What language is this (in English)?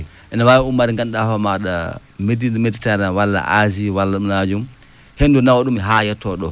Fula